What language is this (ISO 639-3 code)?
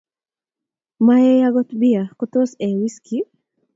kln